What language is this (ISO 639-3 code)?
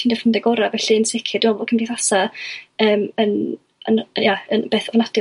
cym